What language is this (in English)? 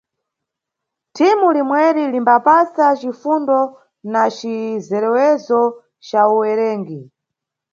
Nyungwe